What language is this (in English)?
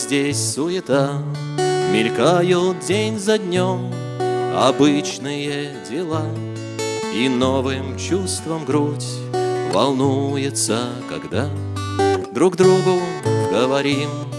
Russian